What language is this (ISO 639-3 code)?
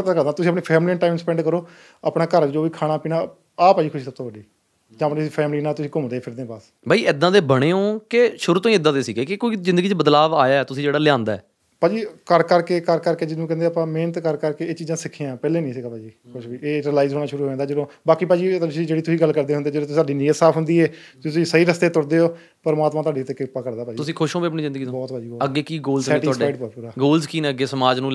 pan